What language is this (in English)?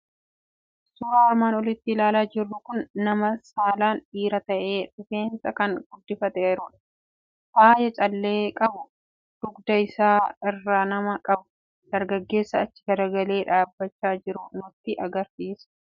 Oromo